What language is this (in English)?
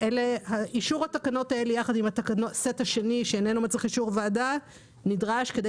Hebrew